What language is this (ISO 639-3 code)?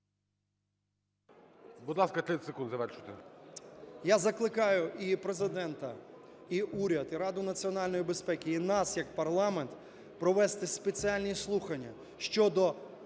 ukr